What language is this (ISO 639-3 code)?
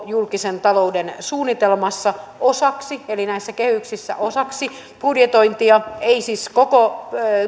fin